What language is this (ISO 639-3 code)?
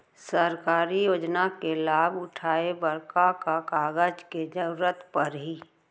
hne